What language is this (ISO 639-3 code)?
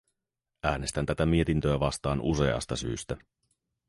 fin